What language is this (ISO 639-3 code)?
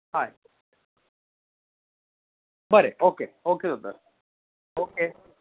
kok